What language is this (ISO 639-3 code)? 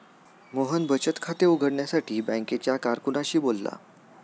mar